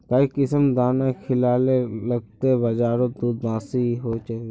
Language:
Magahi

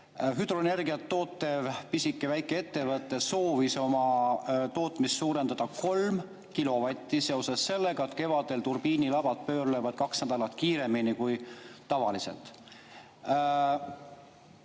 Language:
Estonian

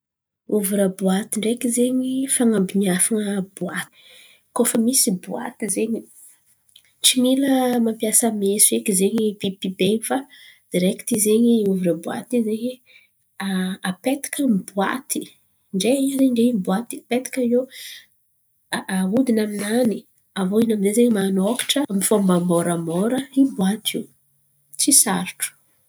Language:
Antankarana Malagasy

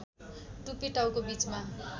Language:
Nepali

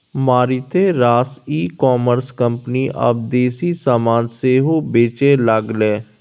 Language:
Maithili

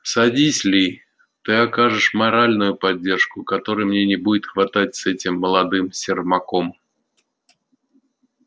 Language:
Russian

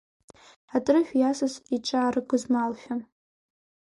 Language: Abkhazian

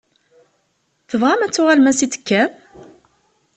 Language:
Kabyle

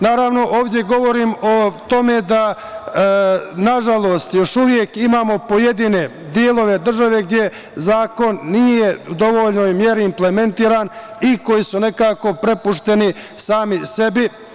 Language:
Serbian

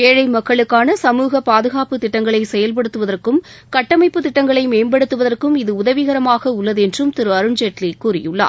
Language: Tamil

